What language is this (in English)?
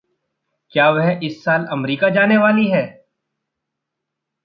Hindi